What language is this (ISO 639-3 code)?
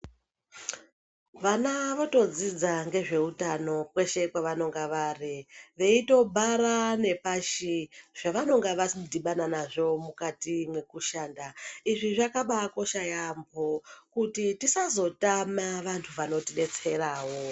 ndc